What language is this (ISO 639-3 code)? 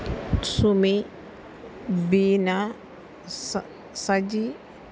mal